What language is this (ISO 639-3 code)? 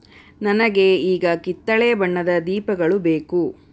kan